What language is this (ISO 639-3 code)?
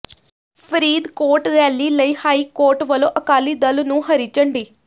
pan